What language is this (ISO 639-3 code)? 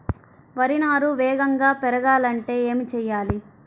tel